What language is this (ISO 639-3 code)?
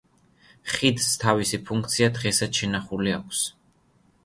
kat